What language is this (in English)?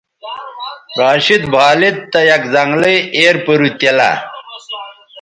Bateri